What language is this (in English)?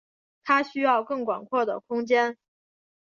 Chinese